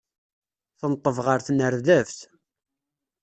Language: Kabyle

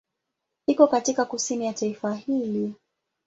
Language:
Swahili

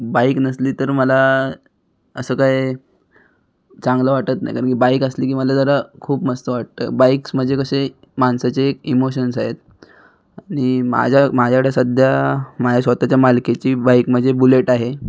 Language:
Marathi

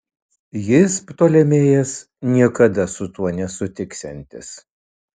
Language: Lithuanian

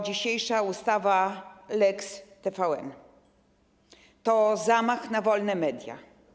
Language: Polish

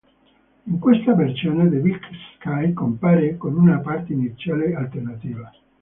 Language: Italian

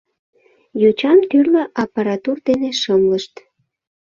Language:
Mari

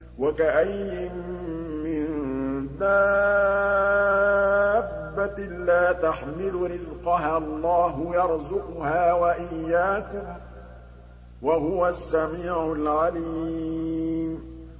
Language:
Arabic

